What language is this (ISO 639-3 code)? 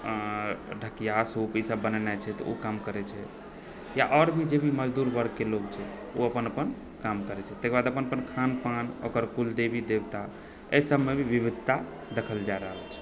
mai